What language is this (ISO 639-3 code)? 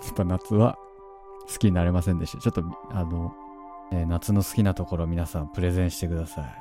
jpn